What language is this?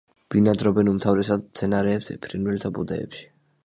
Georgian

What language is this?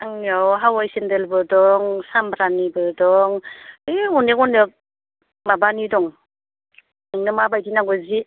Bodo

